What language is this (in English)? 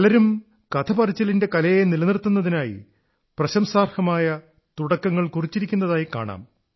Malayalam